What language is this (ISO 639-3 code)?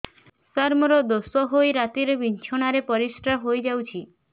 ori